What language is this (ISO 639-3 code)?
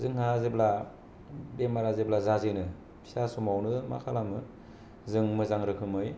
brx